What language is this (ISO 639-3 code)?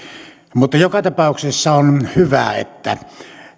fin